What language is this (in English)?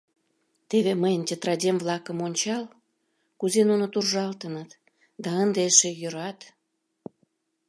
Mari